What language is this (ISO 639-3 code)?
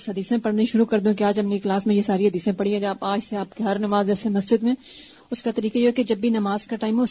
urd